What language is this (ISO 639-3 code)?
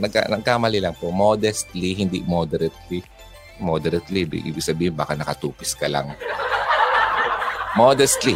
fil